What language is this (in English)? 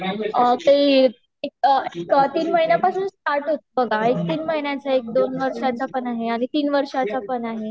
Marathi